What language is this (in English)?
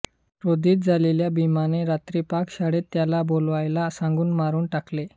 Marathi